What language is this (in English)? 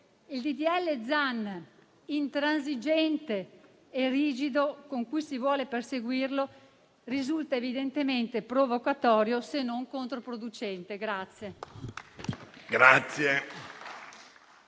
Italian